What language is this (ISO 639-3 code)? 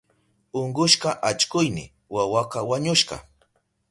qup